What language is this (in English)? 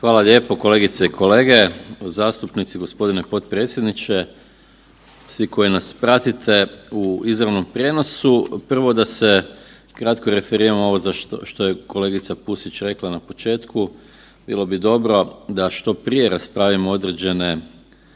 Croatian